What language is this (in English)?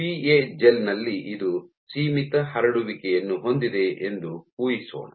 Kannada